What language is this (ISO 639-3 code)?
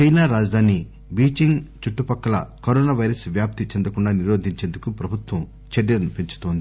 tel